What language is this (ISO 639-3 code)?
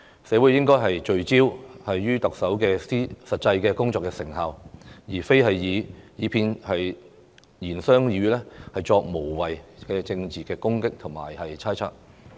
yue